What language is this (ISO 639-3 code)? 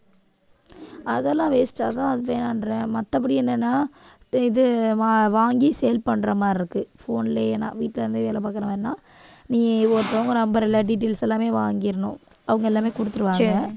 tam